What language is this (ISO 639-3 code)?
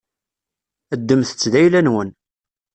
kab